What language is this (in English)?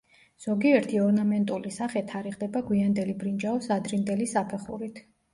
Georgian